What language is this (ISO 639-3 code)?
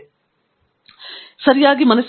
kan